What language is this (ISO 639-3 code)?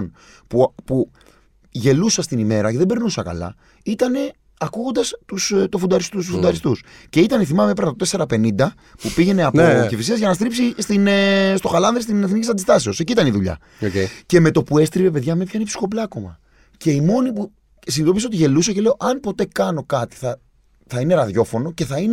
ell